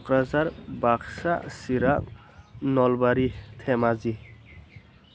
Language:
Bodo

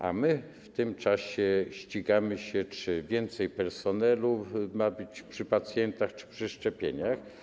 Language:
Polish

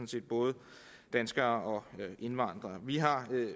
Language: Danish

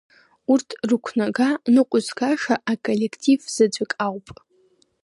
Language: Abkhazian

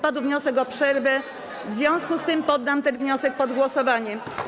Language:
Polish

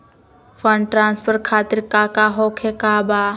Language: Magahi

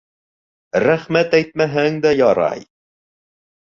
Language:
Bashkir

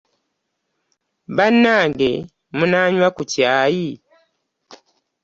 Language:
Ganda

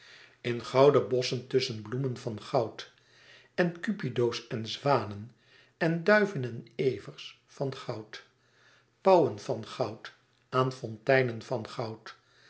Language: Dutch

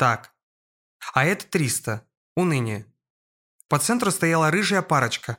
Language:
Russian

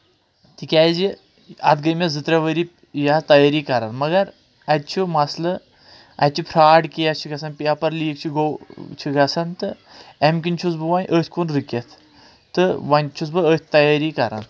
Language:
Kashmiri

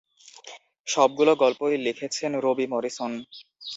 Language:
Bangla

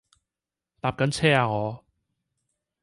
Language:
Cantonese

